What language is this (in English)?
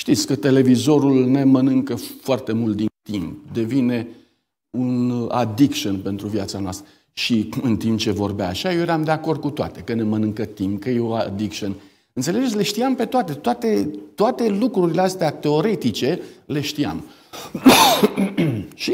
Romanian